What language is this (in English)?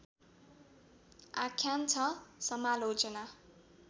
Nepali